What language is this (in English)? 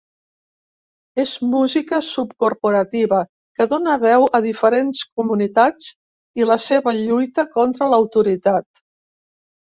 Catalan